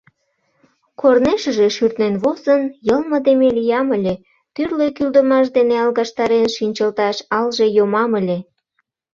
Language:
Mari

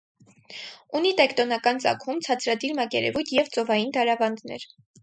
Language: Armenian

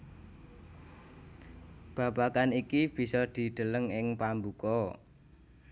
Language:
Javanese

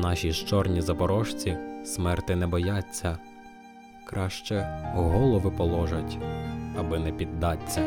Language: Ukrainian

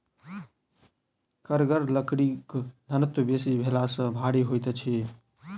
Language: Maithili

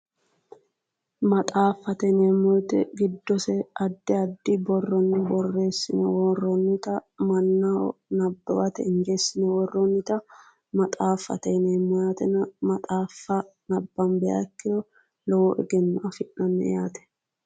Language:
Sidamo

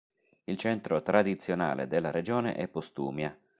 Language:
Italian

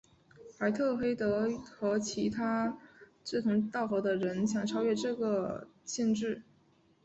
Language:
Chinese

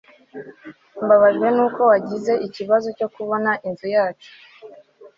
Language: Kinyarwanda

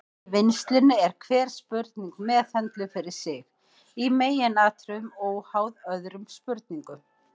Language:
Icelandic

